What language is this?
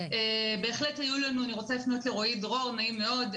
Hebrew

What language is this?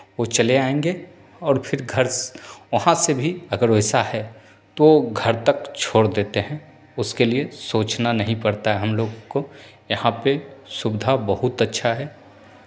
Hindi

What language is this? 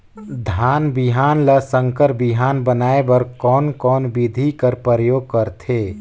Chhattisgarhi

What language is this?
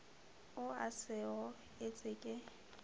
Northern Sotho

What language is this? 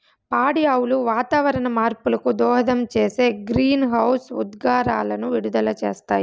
Telugu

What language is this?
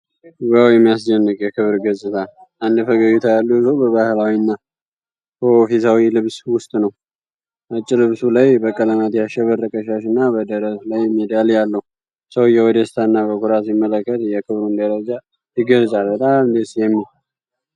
Amharic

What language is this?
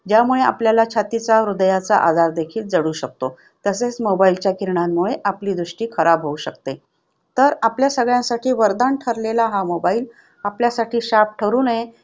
Marathi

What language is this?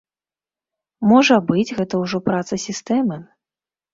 Belarusian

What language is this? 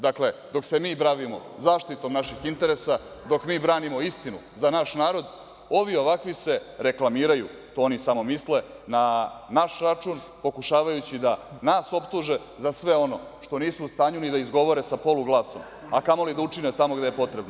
Serbian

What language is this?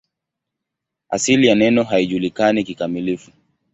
Swahili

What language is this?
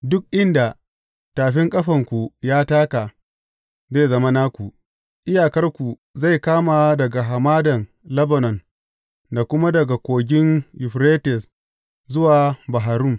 Hausa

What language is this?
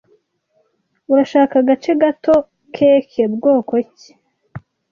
Kinyarwanda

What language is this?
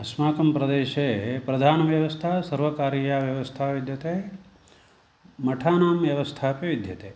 Sanskrit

